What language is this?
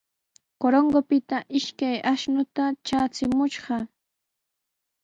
Sihuas Ancash Quechua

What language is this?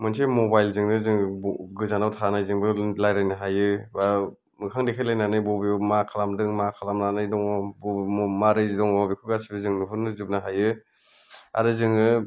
Bodo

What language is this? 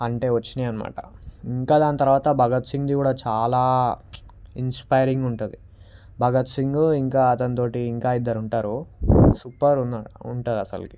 Telugu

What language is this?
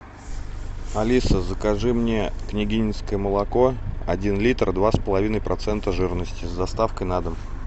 Russian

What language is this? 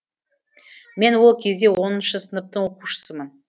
Kazakh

